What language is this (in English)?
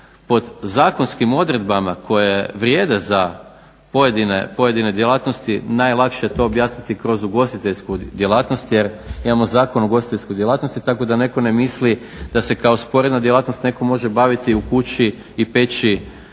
Croatian